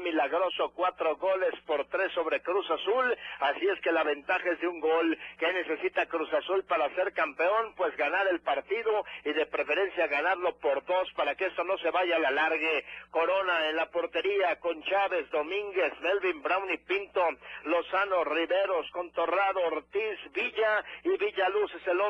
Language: Spanish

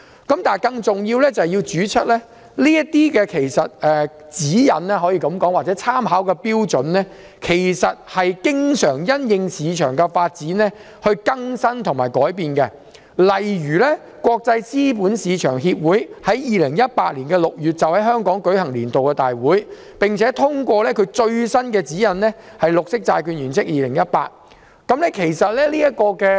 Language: Cantonese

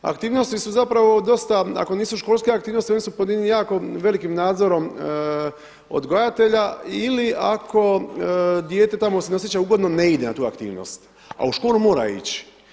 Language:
Croatian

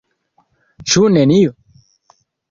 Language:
Esperanto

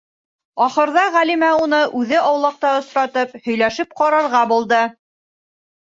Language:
Bashkir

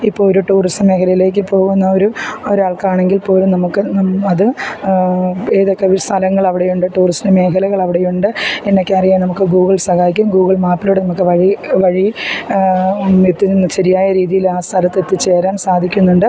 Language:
Malayalam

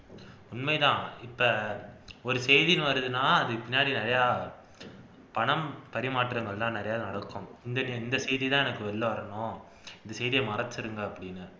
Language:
Tamil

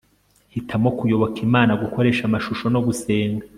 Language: Kinyarwanda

